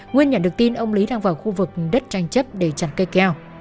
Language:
Vietnamese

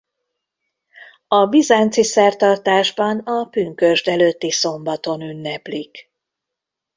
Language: Hungarian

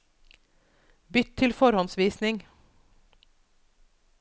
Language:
Norwegian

